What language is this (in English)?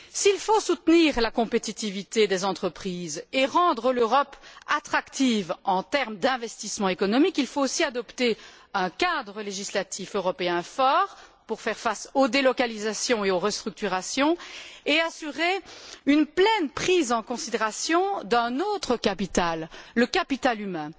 French